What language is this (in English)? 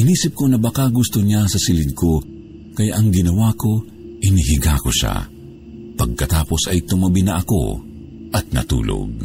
Filipino